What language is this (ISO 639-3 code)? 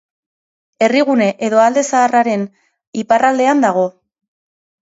eus